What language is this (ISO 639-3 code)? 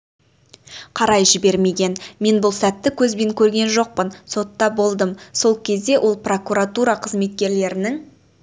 kaz